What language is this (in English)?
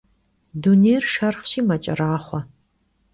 Kabardian